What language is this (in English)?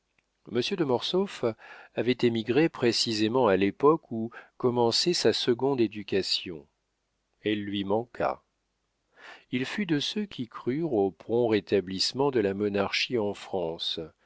French